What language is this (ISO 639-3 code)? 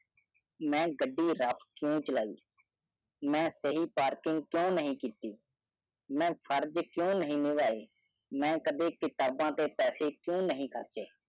pan